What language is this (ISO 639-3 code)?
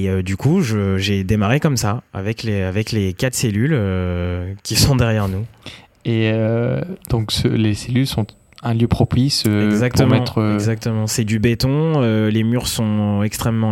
fra